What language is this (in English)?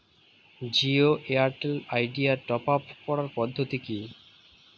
Bangla